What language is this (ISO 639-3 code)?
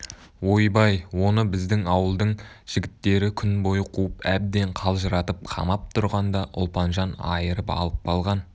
kaz